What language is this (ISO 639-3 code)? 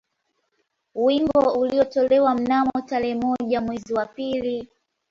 swa